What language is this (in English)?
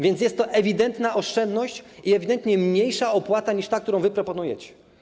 Polish